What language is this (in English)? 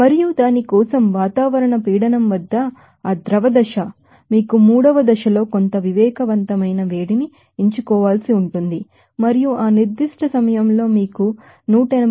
Telugu